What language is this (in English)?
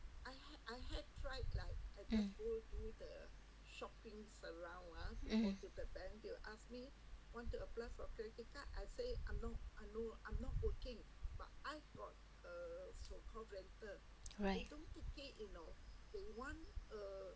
English